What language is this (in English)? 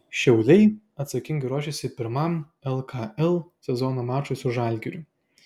Lithuanian